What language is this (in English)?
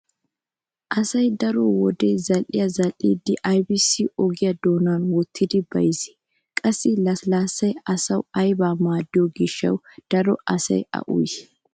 Wolaytta